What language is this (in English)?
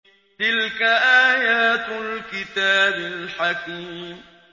Arabic